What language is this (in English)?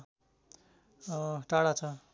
Nepali